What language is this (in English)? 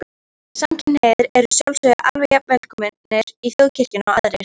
Icelandic